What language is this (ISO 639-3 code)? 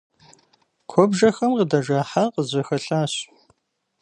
kbd